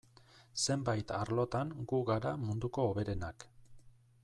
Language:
Basque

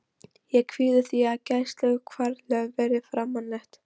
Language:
Icelandic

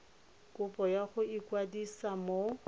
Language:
Tswana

